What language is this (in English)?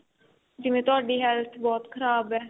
Punjabi